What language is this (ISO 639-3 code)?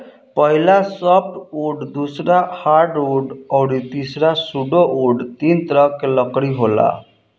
bho